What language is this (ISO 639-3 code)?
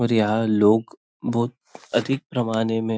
hin